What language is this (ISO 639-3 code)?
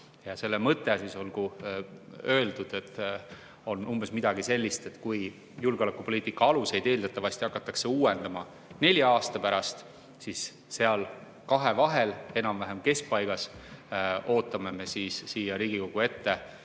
est